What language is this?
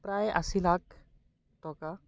Assamese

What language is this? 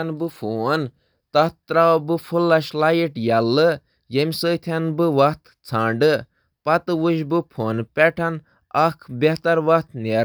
Kashmiri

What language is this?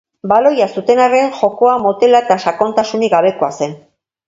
Basque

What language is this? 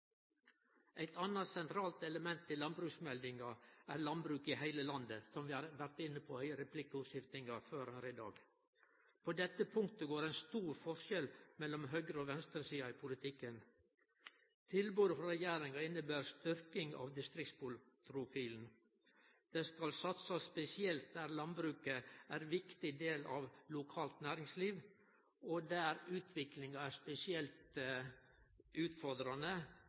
Norwegian Nynorsk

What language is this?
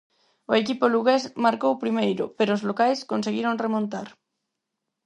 Galician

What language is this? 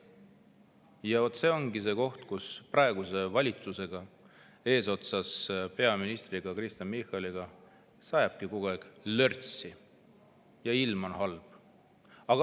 Estonian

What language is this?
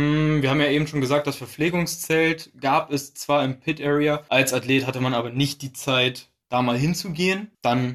German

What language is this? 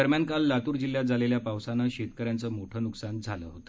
Marathi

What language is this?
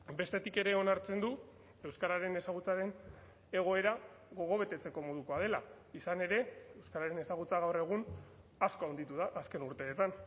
Basque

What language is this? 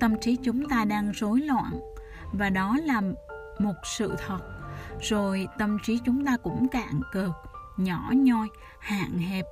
Vietnamese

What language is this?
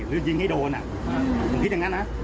Thai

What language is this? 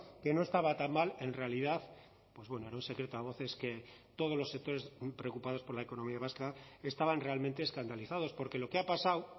Spanish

